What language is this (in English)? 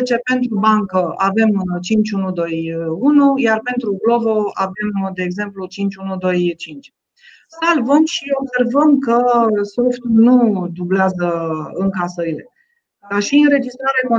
Romanian